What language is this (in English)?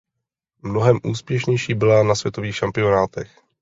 Czech